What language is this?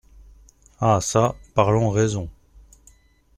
French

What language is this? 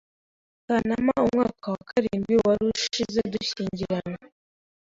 Kinyarwanda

